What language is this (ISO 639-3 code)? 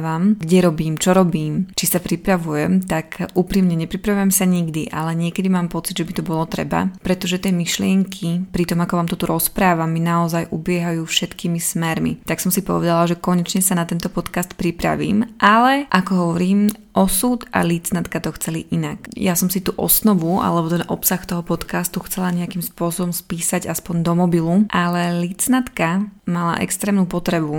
slk